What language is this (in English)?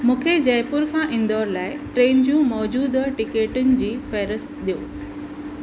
Sindhi